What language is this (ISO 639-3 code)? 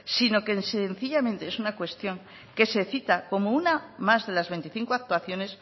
spa